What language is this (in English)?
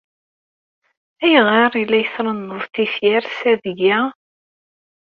Kabyle